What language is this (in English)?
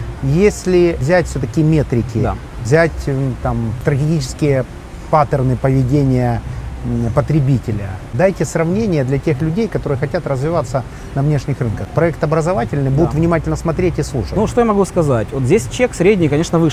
Russian